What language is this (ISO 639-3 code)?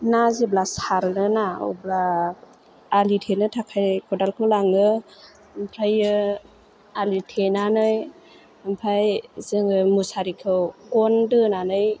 brx